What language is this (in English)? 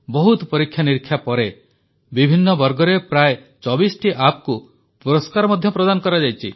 Odia